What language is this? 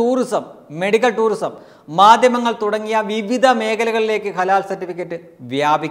Hindi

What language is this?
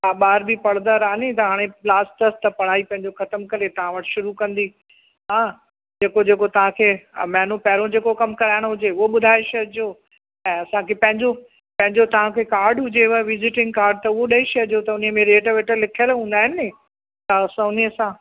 Sindhi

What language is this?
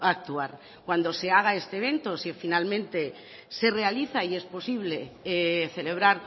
Spanish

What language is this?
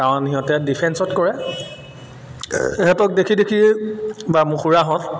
Assamese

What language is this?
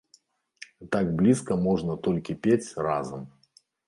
Belarusian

